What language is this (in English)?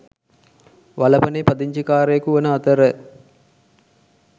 Sinhala